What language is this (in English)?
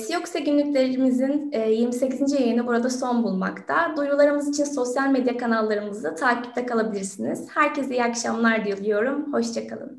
Turkish